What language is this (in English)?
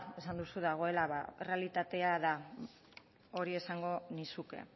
Basque